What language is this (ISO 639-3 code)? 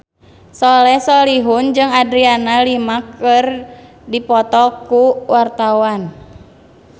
sun